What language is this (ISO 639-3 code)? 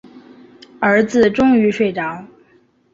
zho